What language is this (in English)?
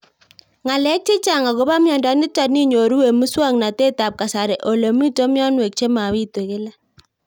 Kalenjin